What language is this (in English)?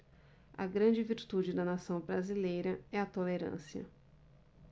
Portuguese